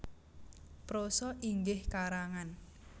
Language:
Javanese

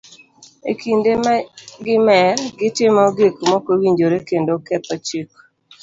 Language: Luo (Kenya and Tanzania)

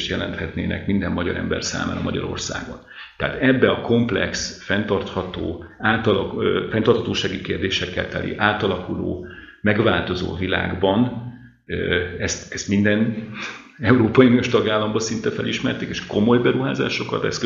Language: Hungarian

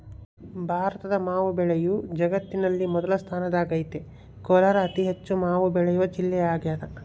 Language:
Kannada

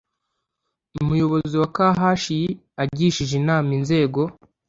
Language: Kinyarwanda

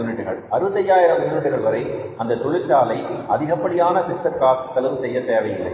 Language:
Tamil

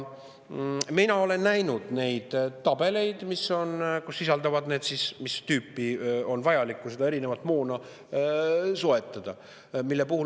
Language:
Estonian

